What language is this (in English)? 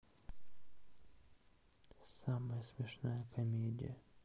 Russian